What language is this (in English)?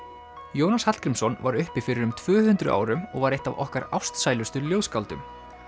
Icelandic